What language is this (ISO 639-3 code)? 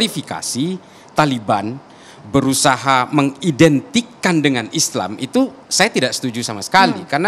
ind